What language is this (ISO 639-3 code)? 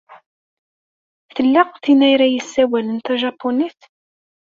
kab